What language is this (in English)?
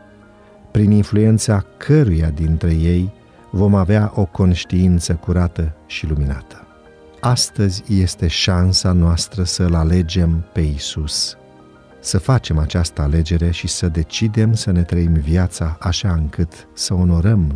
Romanian